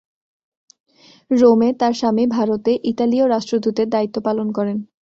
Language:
Bangla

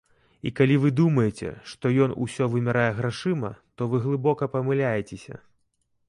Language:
Belarusian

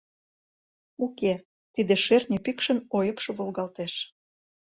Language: Mari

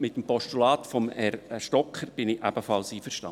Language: Swiss German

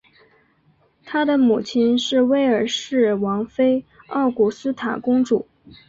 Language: Chinese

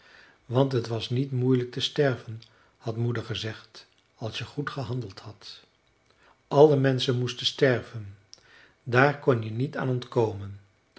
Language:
Dutch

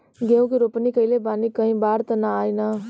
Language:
Bhojpuri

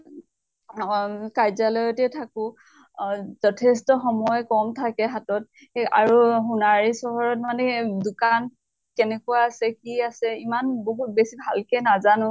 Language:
Assamese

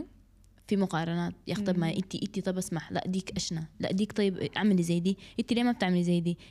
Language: Arabic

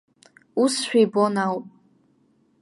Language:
Abkhazian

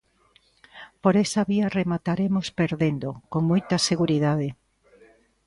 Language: Galician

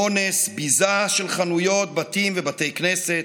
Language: Hebrew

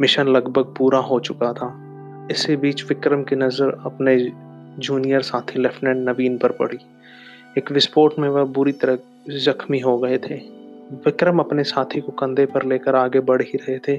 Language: Hindi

